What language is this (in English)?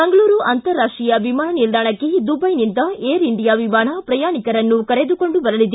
Kannada